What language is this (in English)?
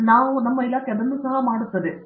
Kannada